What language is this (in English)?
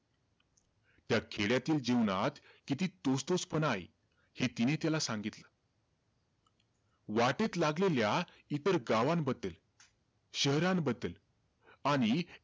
Marathi